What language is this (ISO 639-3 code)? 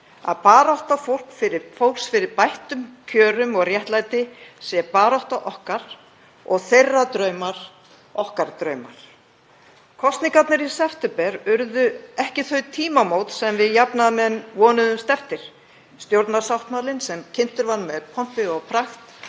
isl